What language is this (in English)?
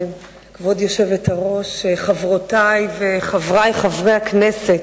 Hebrew